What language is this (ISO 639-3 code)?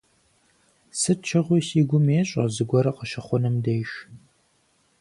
kbd